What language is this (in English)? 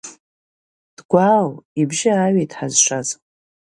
Abkhazian